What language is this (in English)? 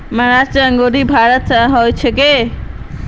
Magahi